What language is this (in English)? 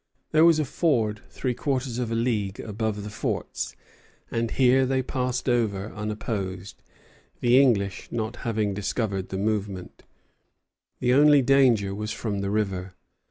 English